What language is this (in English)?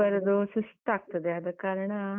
Kannada